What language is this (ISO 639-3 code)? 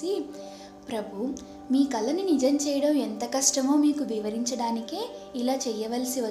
tel